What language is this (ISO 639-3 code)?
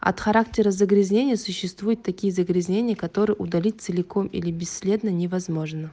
rus